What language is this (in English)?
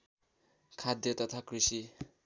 Nepali